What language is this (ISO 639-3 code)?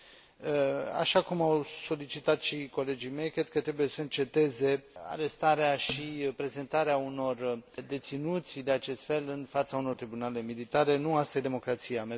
ron